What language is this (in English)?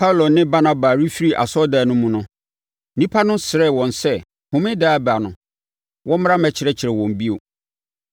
Akan